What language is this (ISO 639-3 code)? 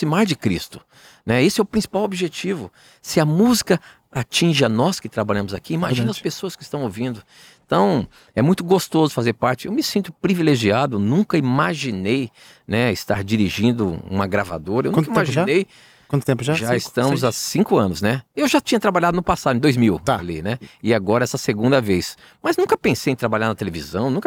por